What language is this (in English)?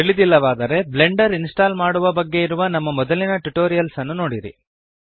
Kannada